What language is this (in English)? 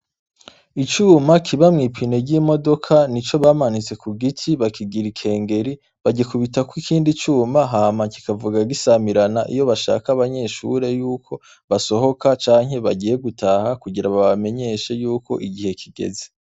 Rundi